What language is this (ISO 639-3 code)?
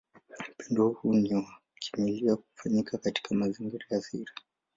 swa